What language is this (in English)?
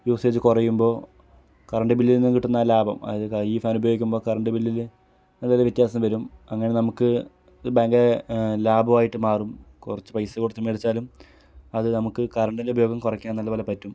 Malayalam